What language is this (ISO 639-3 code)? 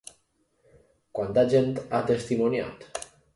cat